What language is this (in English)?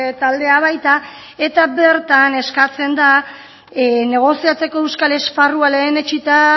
Basque